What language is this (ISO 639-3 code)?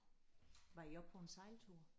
dan